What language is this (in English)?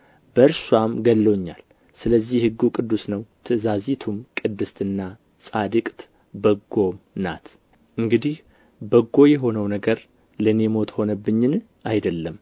Amharic